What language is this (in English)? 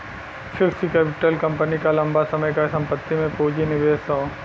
Bhojpuri